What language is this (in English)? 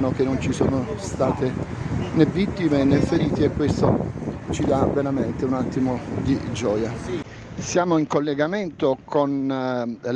Italian